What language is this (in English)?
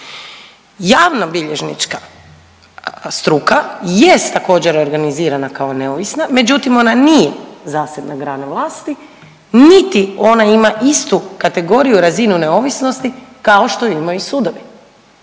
Croatian